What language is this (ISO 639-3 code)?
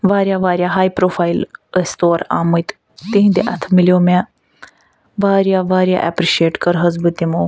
kas